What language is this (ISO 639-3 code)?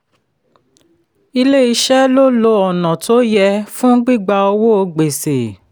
yor